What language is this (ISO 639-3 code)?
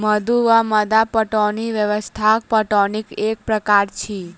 mai